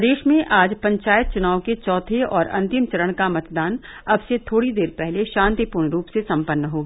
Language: Hindi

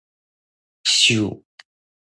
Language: Min Nan Chinese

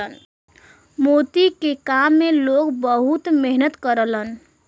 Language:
Bhojpuri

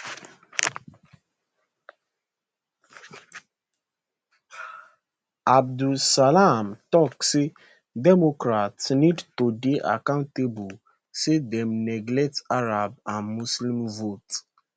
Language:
Nigerian Pidgin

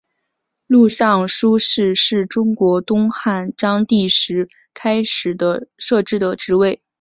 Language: Chinese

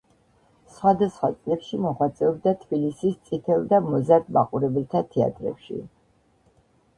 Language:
Georgian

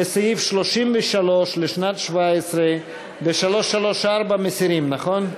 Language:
Hebrew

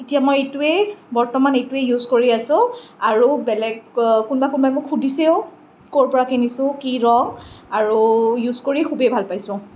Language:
Assamese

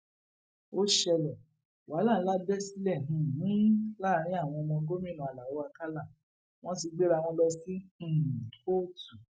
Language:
Yoruba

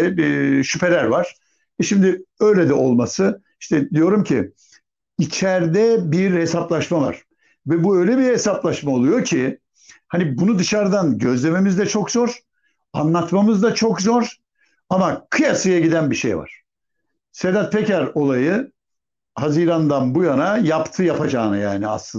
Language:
Turkish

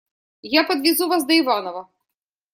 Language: Russian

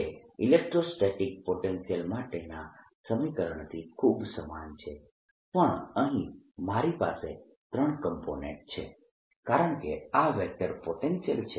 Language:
Gujarati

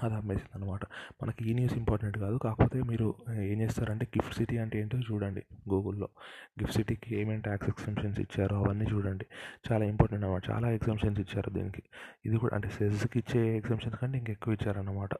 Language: Telugu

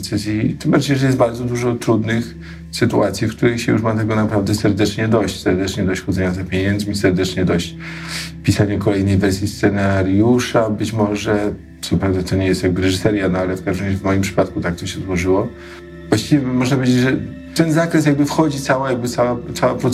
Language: Polish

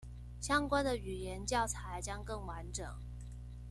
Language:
Chinese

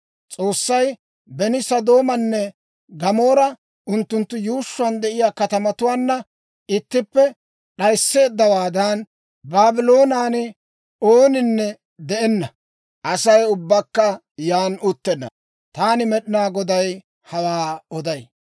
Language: Dawro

